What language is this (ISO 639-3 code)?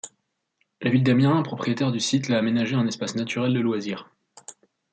fra